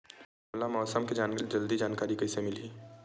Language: Chhattisgarhi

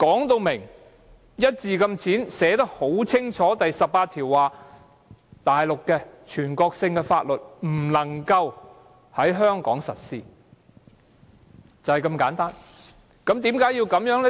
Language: Cantonese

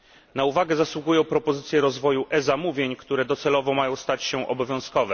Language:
Polish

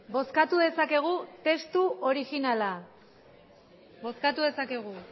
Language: Basque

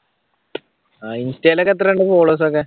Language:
Malayalam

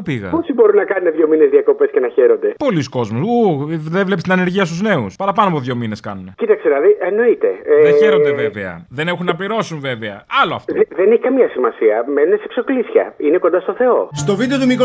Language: Greek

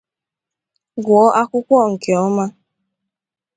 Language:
Igbo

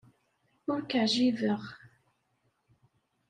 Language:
Kabyle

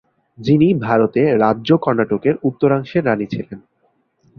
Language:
Bangla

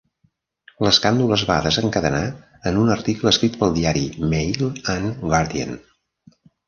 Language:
Catalan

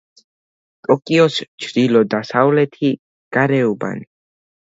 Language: Georgian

